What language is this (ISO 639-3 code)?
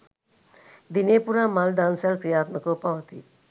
sin